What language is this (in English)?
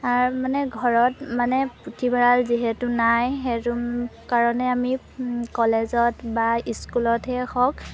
Assamese